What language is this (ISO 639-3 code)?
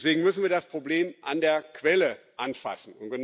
deu